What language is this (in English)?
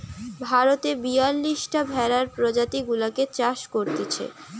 Bangla